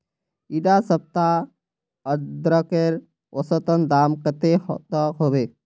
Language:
Magahi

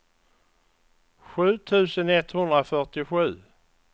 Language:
Swedish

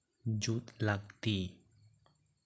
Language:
Santali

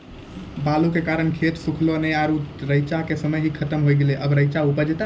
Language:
Maithili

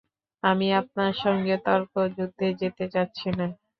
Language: Bangla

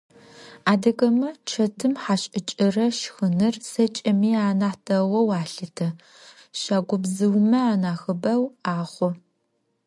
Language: Adyghe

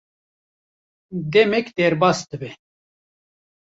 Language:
Kurdish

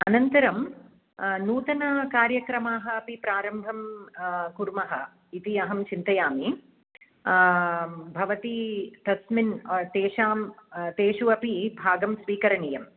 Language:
Sanskrit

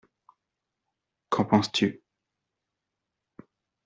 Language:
French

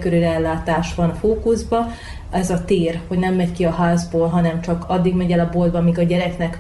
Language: Hungarian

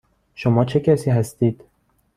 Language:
Persian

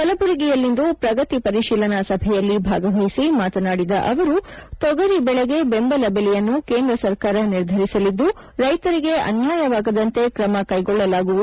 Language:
Kannada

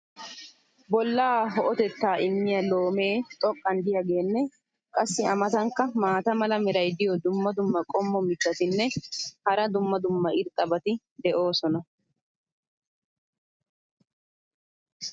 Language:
Wolaytta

